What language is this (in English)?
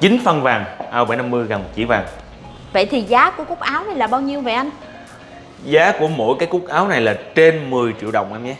Vietnamese